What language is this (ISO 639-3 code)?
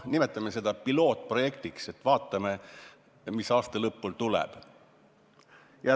est